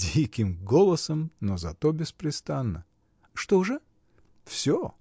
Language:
Russian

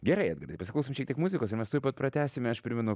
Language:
Lithuanian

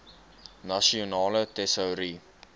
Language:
Afrikaans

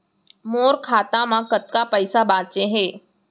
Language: Chhattisgarhi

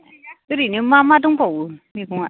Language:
Bodo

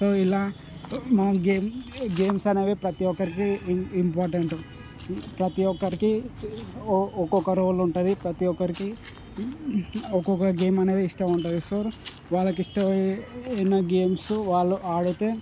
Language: Telugu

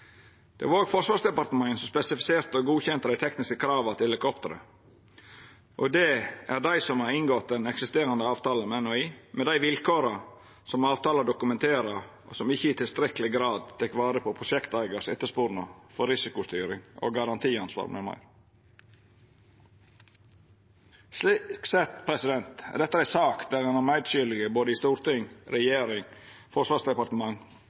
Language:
Norwegian Nynorsk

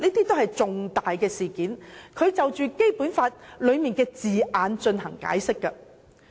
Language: Cantonese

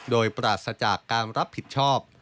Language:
Thai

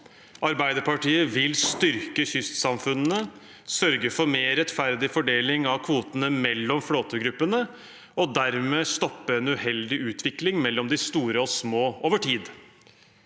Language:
Norwegian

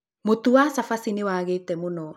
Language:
Kikuyu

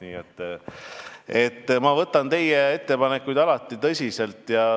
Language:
Estonian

